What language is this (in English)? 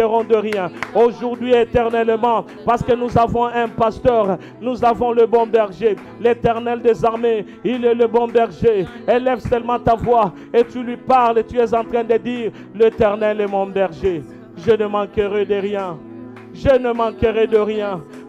French